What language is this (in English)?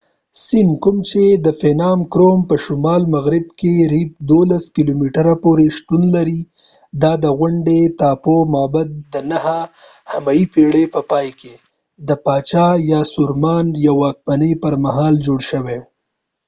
Pashto